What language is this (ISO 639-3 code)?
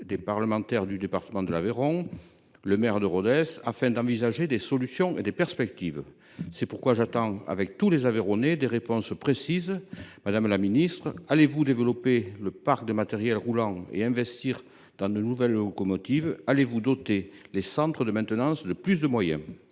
fra